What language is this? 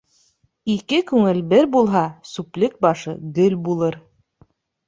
Bashkir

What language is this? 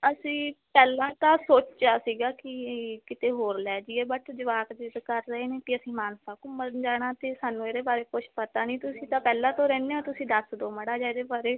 Punjabi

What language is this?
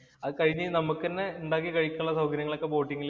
Malayalam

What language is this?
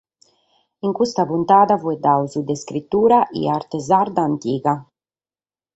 Sardinian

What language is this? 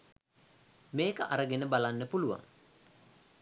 Sinhala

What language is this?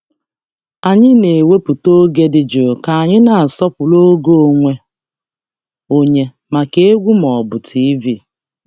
Igbo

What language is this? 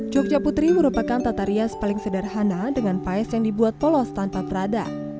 Indonesian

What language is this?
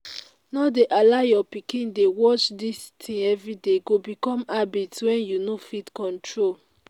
Nigerian Pidgin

